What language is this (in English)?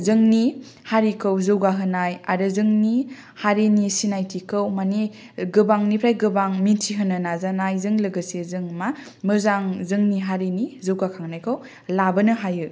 Bodo